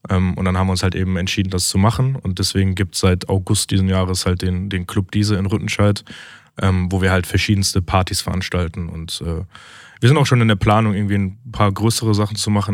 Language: German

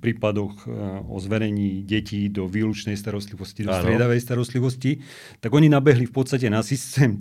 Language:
Slovak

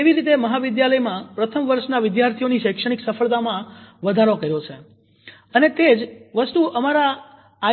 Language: Gujarati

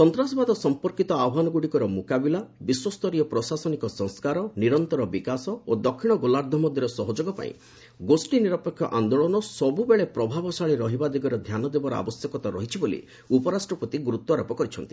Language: Odia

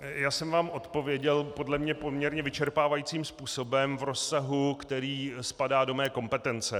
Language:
Czech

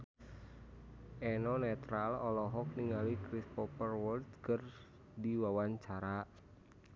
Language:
Sundanese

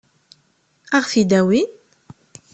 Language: Kabyle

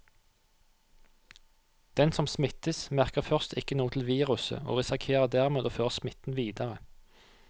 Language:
Norwegian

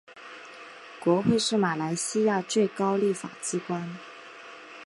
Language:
Chinese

